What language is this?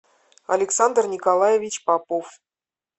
Russian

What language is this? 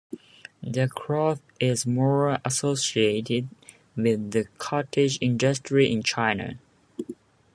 English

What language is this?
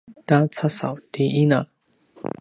Paiwan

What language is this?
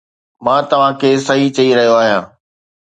Sindhi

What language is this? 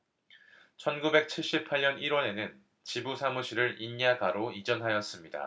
Korean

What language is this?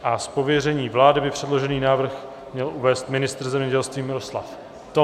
Czech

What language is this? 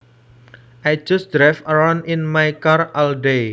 Javanese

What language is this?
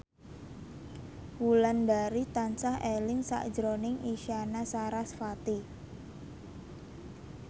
Javanese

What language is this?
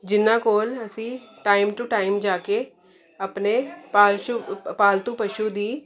Punjabi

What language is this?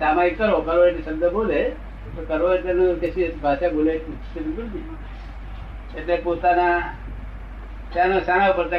Gujarati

